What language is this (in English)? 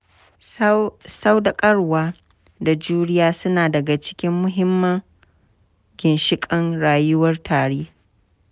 Hausa